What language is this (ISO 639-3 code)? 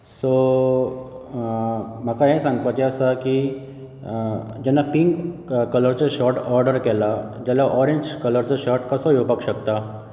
kok